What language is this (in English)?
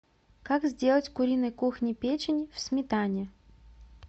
Russian